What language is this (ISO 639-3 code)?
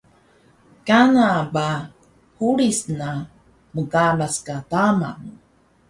trv